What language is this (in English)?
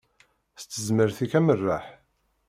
Kabyle